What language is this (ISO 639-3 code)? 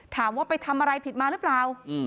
tha